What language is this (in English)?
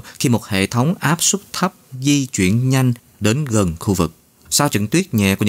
Vietnamese